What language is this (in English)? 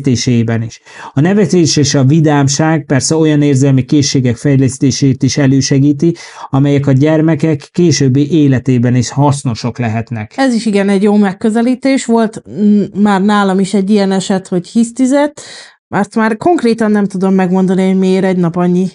Hungarian